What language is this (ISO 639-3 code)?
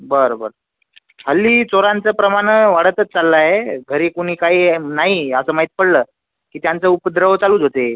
mar